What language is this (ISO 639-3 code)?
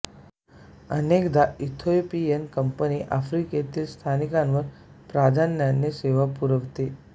mar